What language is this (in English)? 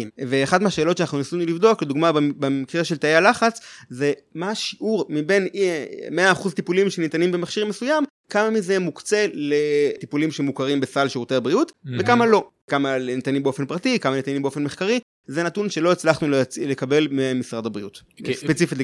Hebrew